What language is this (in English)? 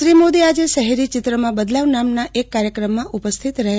Gujarati